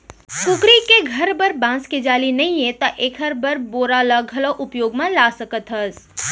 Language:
Chhattisgarhi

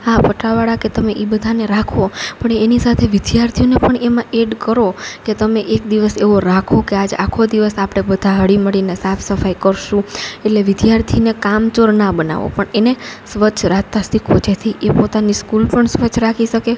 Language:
Gujarati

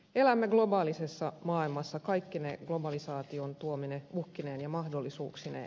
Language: Finnish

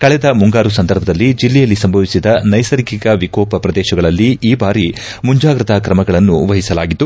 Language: Kannada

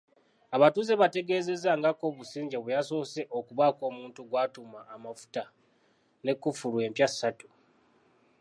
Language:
Ganda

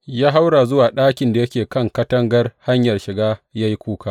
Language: Hausa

